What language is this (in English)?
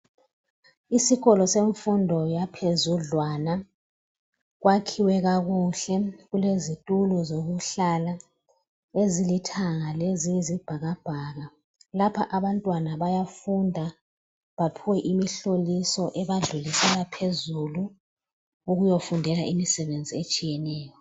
North Ndebele